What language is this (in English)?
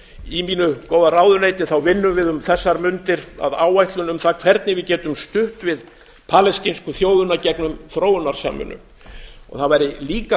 Icelandic